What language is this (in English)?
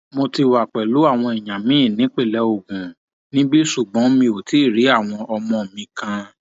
Yoruba